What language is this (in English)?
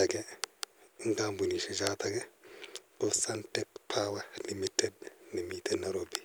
Kalenjin